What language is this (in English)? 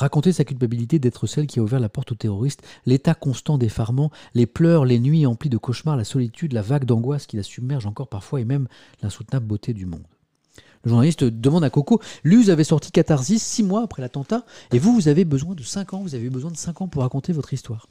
French